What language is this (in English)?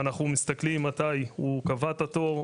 Hebrew